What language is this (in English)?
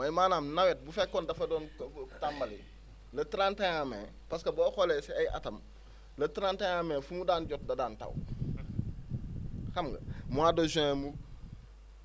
Wolof